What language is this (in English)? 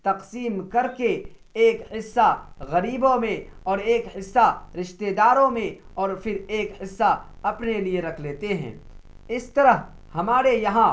Urdu